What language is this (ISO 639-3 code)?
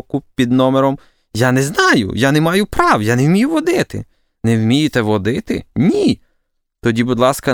ukr